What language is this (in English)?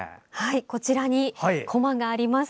Japanese